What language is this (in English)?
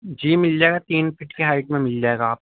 Urdu